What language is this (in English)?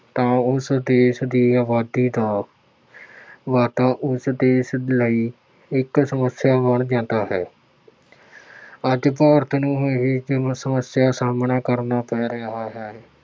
Punjabi